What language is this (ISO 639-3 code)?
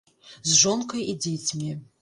bel